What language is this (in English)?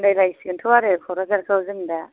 Bodo